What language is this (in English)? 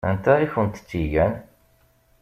Kabyle